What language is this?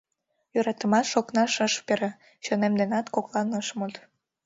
Mari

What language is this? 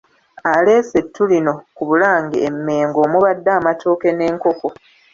Ganda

